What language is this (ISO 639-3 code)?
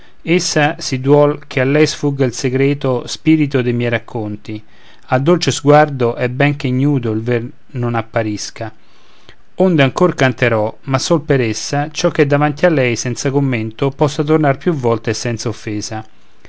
ita